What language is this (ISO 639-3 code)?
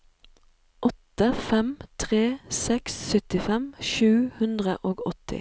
nor